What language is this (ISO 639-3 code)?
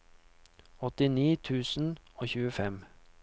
nor